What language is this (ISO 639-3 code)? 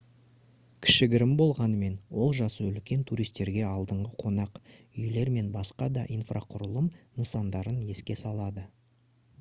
kaz